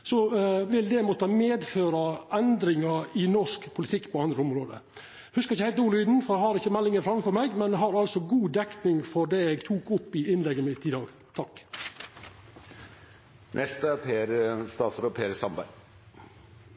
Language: Norwegian Nynorsk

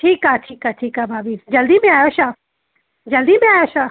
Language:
Sindhi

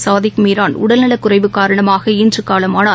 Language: Tamil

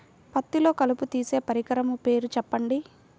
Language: Telugu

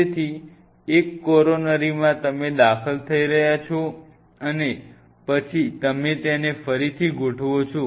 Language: Gujarati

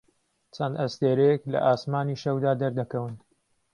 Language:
Central Kurdish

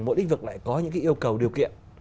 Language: Vietnamese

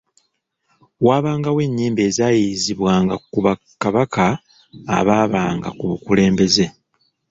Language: Ganda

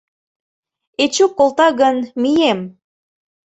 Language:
Mari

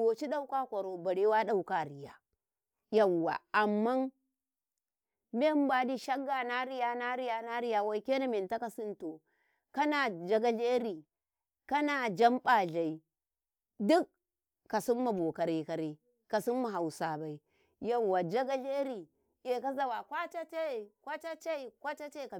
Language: Karekare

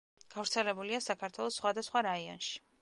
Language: Georgian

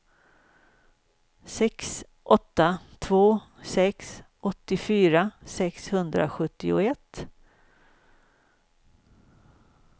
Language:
Swedish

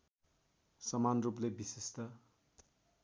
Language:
Nepali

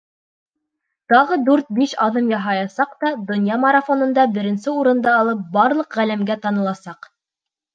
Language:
Bashkir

